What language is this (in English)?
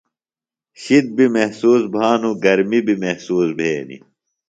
Phalura